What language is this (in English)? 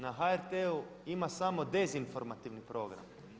Croatian